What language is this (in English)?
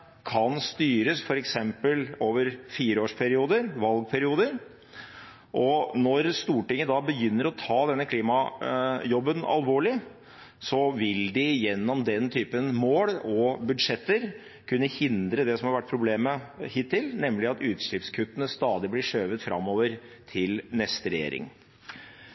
Norwegian Bokmål